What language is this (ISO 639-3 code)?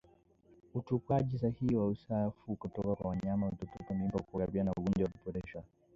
swa